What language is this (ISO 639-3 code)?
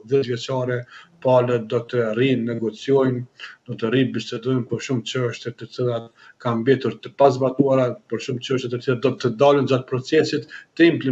ron